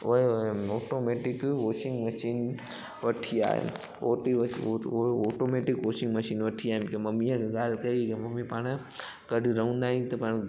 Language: Sindhi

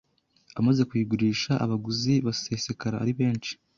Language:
Kinyarwanda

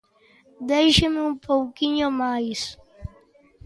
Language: Galician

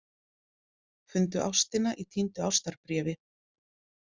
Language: Icelandic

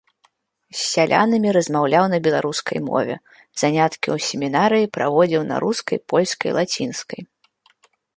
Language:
Belarusian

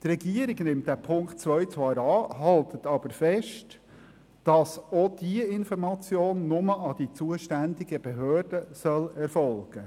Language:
Swiss German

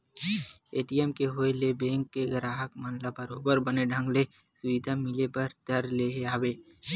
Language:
Chhattisgarhi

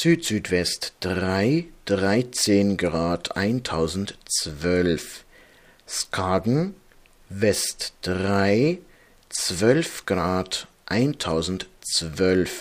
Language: German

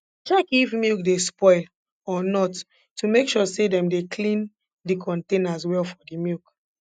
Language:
Nigerian Pidgin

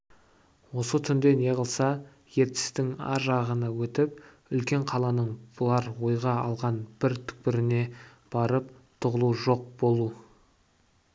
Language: Kazakh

